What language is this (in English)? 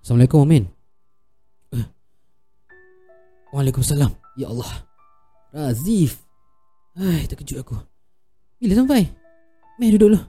Malay